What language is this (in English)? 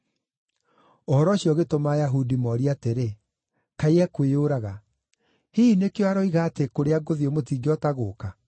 Kikuyu